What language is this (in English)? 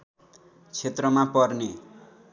Nepali